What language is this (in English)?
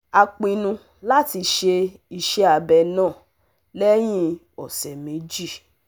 Yoruba